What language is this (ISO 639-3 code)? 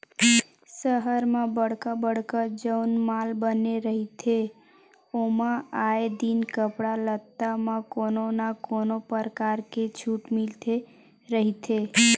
hne